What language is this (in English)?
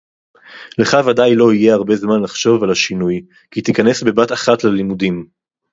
Hebrew